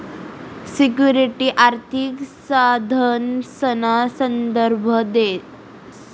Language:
Marathi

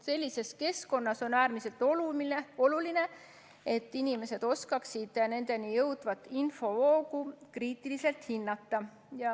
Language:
Estonian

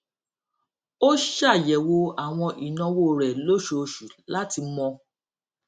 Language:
Yoruba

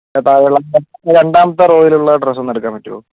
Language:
Malayalam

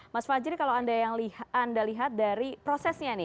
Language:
Indonesian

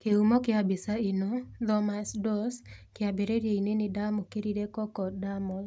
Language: Kikuyu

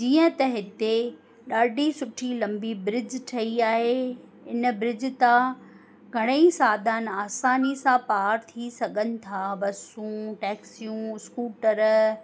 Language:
Sindhi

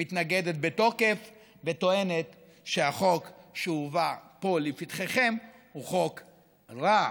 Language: Hebrew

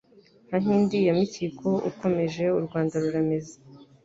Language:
Kinyarwanda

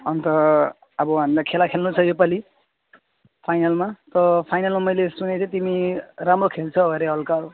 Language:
Nepali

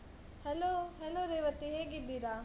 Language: Kannada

